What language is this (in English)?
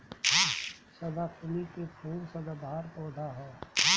Bhojpuri